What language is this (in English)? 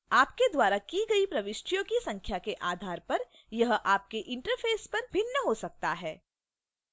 Hindi